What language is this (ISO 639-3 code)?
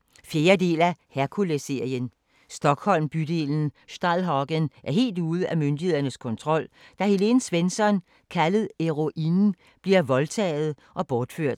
dan